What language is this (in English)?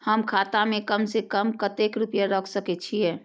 Maithili